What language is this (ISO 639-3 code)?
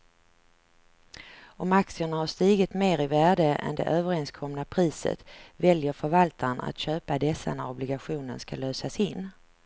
swe